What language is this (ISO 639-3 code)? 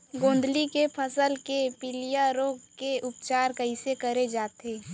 hne